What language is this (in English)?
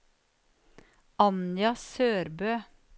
Norwegian